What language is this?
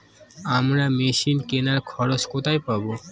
Bangla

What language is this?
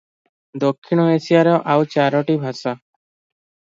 Odia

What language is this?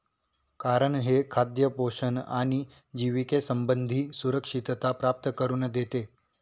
Marathi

